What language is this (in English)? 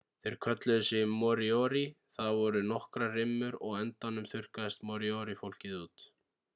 Icelandic